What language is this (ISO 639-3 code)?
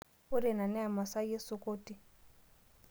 mas